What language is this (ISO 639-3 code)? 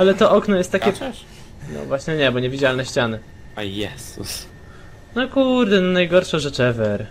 pol